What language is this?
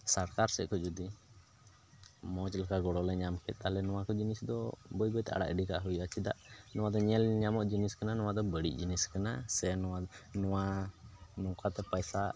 Santali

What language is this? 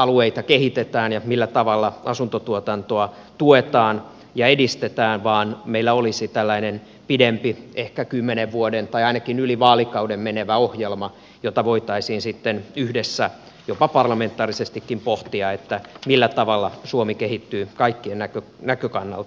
Finnish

